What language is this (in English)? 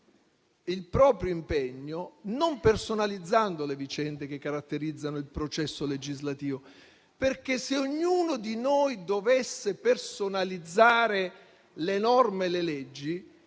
Italian